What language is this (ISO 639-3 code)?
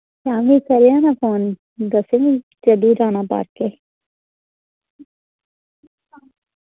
doi